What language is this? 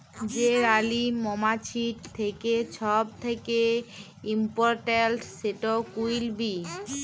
Bangla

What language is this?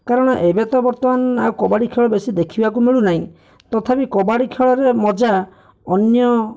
Odia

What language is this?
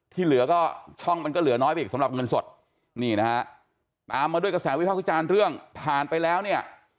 Thai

